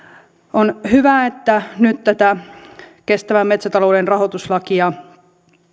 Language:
Finnish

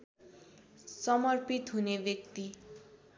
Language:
Nepali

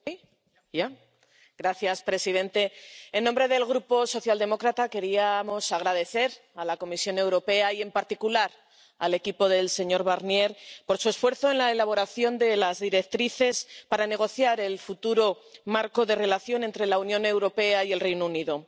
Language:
Spanish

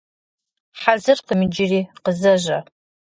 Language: Kabardian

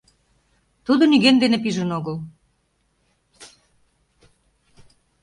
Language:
Mari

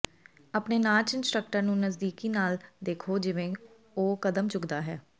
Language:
Punjabi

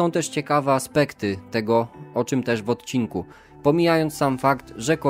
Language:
Polish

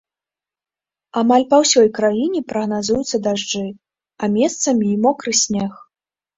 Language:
Belarusian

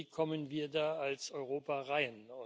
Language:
German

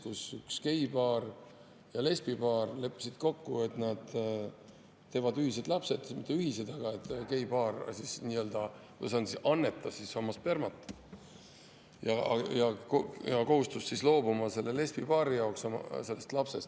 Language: Estonian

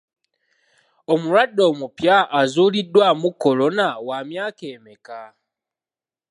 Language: Ganda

